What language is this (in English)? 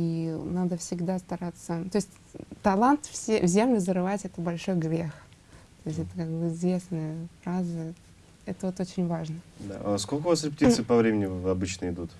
Russian